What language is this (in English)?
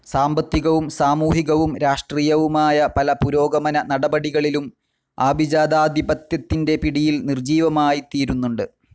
Malayalam